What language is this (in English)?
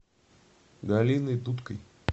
Russian